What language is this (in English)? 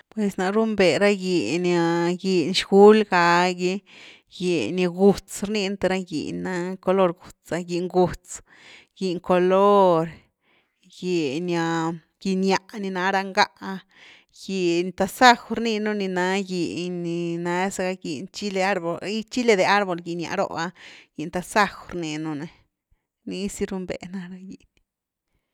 Güilá Zapotec